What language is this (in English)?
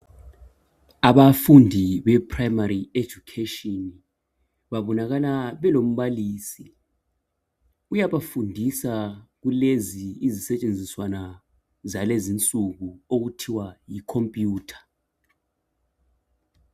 North Ndebele